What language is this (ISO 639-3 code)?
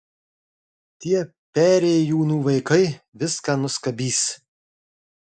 lit